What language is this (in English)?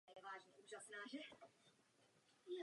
Czech